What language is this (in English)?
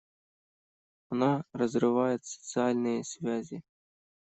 Russian